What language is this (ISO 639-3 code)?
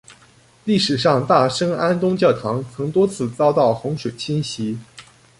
zho